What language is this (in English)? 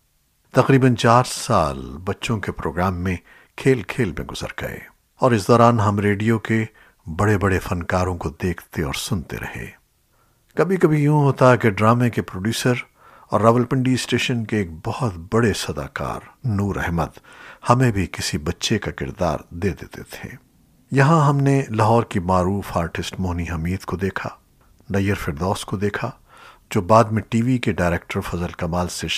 Urdu